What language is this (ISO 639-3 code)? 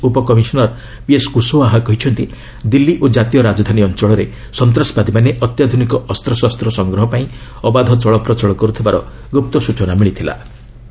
ori